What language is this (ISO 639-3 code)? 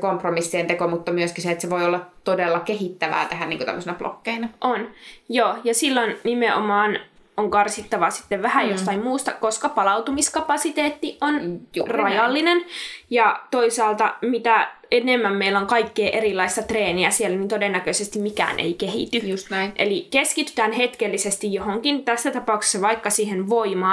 fin